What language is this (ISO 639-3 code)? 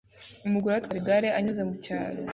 kin